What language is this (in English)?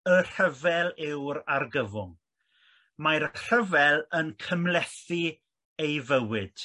Welsh